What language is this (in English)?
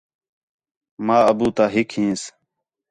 Khetrani